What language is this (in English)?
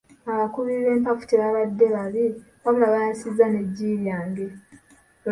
Ganda